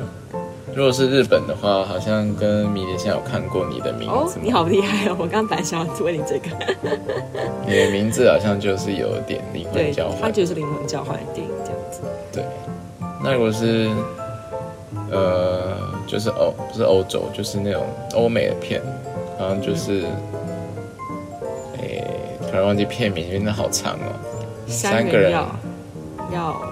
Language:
Chinese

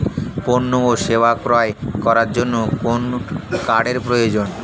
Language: Bangla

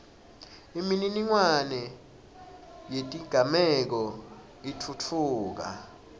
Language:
Swati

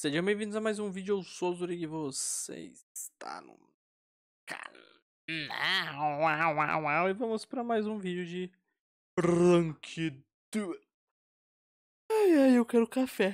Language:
Portuguese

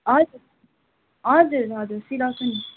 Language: Nepali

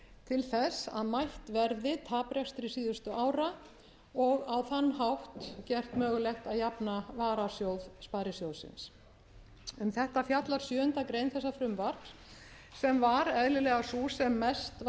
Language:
Icelandic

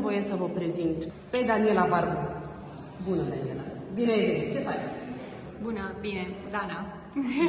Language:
Romanian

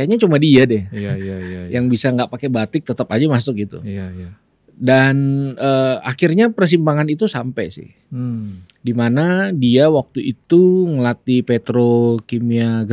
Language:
Indonesian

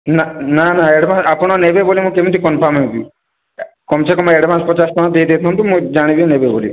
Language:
Odia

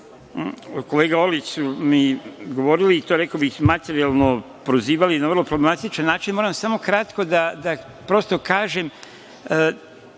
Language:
Serbian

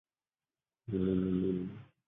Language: Chinese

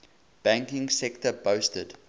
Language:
English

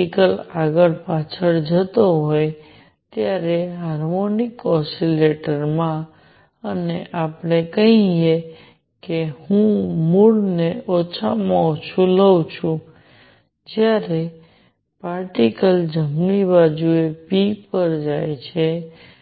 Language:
Gujarati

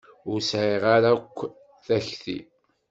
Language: Kabyle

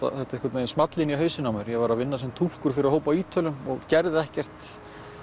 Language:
Icelandic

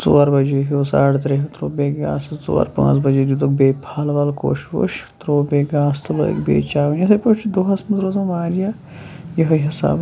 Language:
Kashmiri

